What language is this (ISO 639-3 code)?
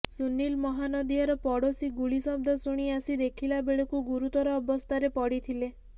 ori